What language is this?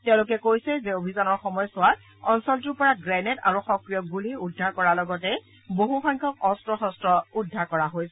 Assamese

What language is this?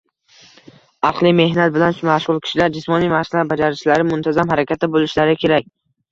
Uzbek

